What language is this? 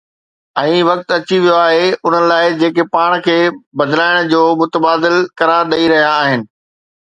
Sindhi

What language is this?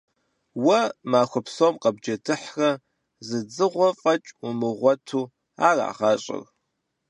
Kabardian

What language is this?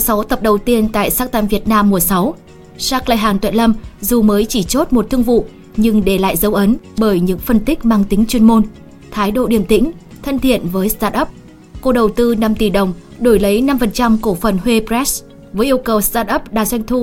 Vietnamese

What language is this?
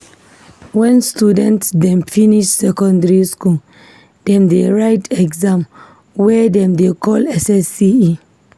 Nigerian Pidgin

